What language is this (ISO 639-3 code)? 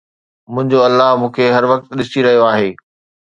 snd